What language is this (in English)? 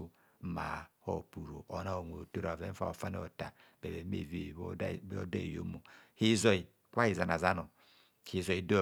Kohumono